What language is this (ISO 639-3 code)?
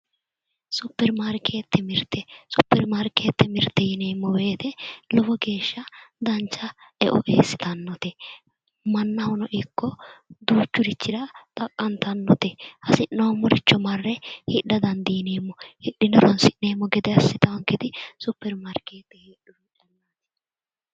sid